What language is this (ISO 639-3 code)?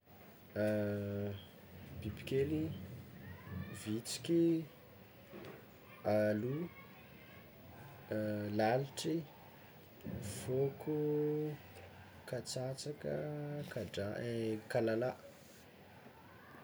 xmw